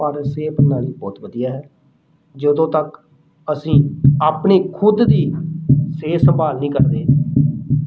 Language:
Punjabi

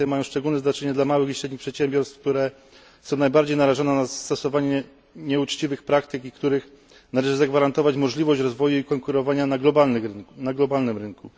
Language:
Polish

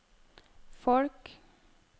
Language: Norwegian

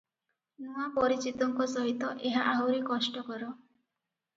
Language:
Odia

